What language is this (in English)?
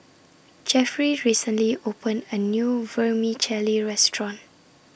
English